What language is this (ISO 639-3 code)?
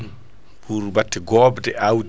ful